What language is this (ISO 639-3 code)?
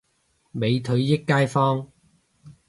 yue